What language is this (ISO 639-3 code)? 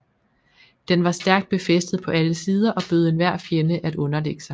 dan